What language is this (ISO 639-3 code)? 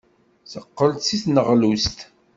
kab